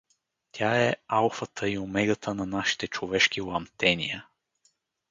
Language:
Bulgarian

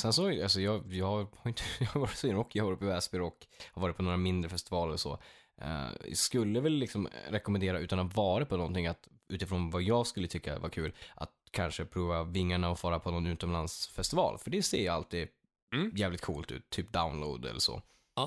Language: Swedish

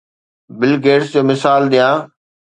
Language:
Sindhi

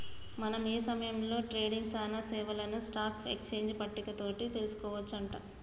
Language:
Telugu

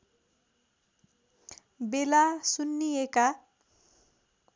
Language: Nepali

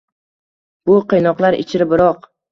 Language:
Uzbek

